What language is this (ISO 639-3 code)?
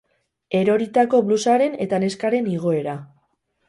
eus